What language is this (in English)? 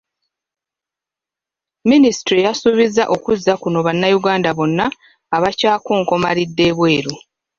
Ganda